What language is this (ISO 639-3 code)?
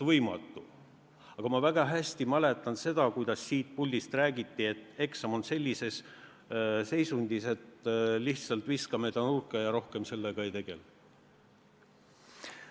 est